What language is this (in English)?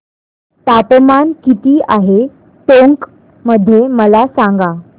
Marathi